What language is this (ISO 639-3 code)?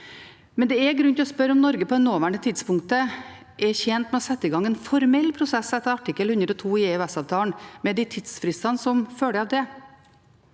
nor